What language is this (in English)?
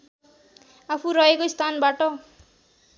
Nepali